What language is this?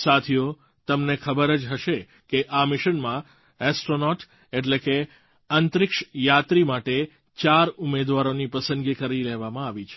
Gujarati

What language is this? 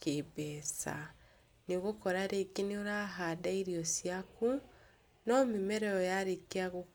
Kikuyu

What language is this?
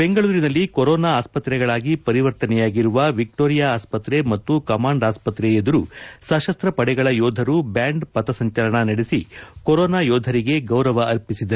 Kannada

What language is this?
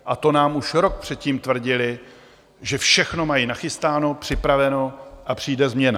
Czech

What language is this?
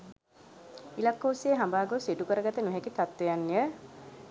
Sinhala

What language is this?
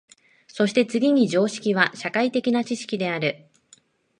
Japanese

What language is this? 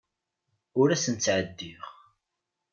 Kabyle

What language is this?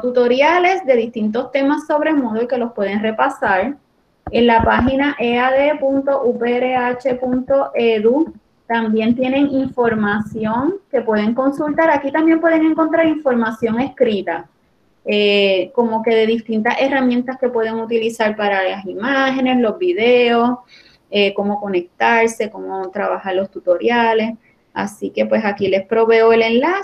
Spanish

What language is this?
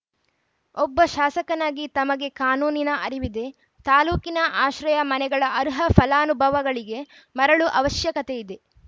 Kannada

